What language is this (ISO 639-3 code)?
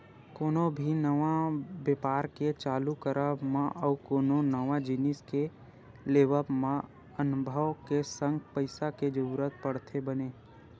hne